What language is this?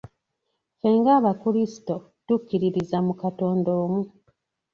Ganda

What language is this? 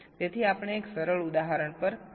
Gujarati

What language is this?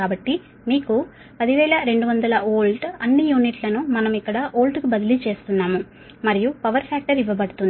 Telugu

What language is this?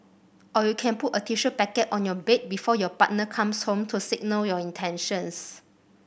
English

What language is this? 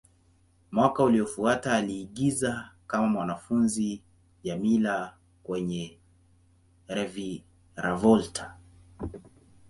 Swahili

